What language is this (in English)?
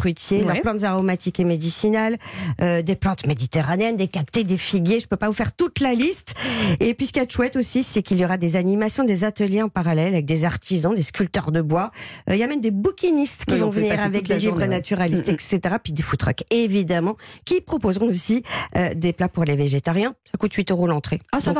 French